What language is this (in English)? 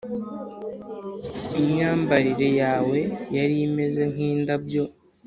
Kinyarwanda